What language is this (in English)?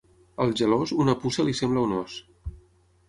Catalan